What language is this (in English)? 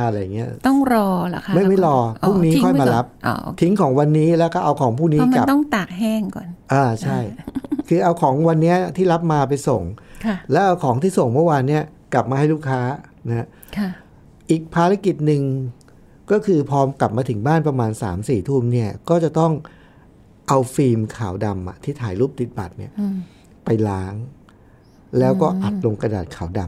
Thai